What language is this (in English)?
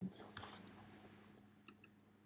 Welsh